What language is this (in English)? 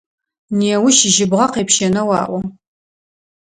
Adyghe